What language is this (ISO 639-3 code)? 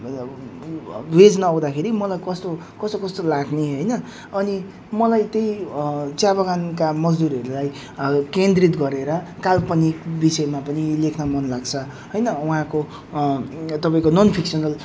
nep